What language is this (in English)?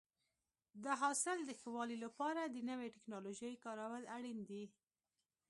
Pashto